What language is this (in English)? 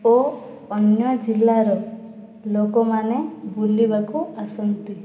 Odia